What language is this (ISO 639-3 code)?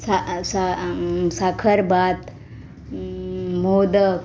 kok